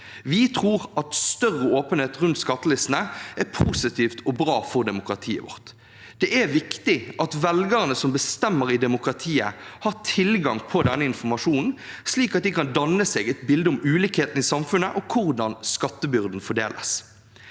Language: Norwegian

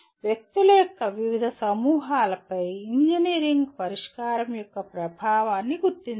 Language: Telugu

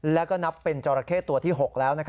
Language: Thai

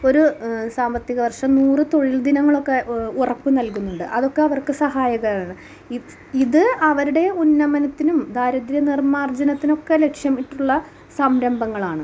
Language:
Malayalam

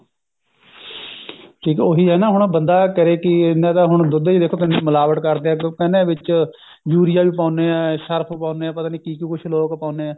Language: Punjabi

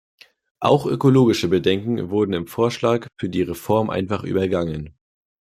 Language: German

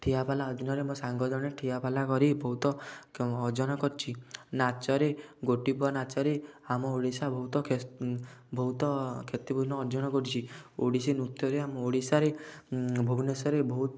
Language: Odia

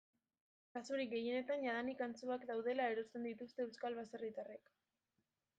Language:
Basque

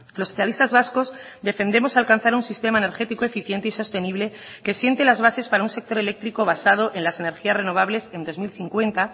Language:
Spanish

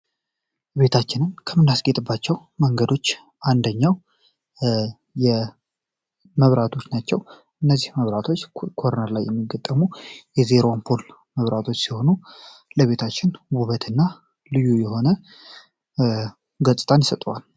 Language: Amharic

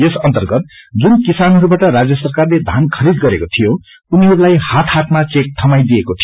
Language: Nepali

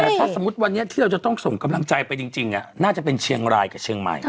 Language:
Thai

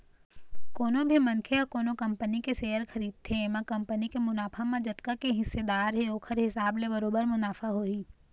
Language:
Chhattisgarhi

